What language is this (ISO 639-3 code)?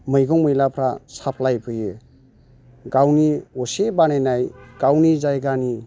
brx